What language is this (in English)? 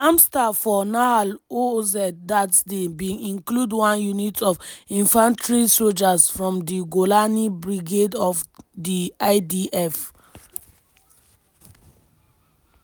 Nigerian Pidgin